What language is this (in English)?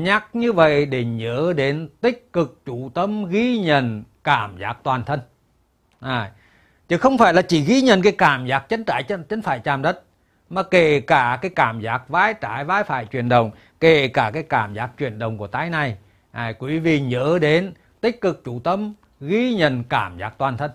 Vietnamese